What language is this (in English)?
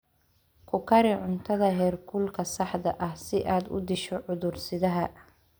Somali